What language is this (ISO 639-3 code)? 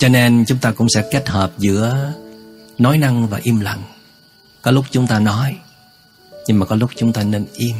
vie